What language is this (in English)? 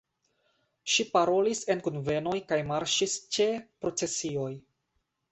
Esperanto